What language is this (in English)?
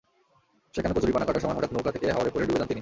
Bangla